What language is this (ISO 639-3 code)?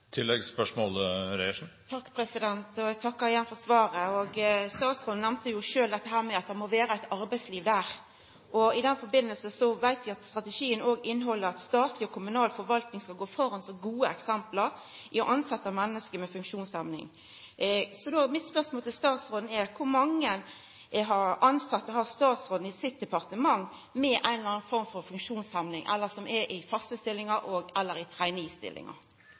nor